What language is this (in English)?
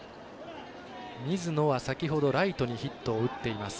Japanese